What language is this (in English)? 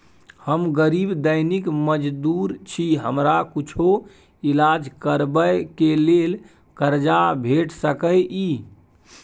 Maithili